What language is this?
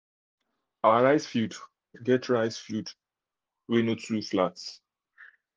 Nigerian Pidgin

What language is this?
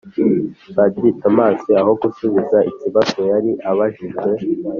Kinyarwanda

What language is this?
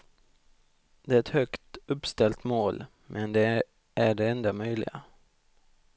Swedish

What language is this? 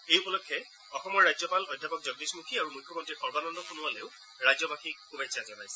Assamese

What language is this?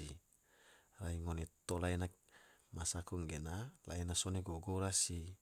Tidore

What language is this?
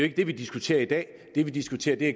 Danish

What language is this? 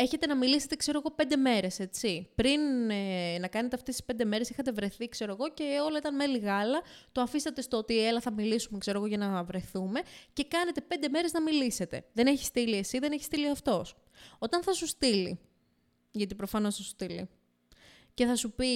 Greek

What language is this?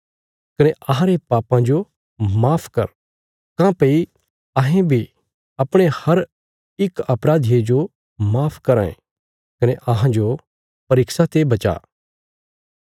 Bilaspuri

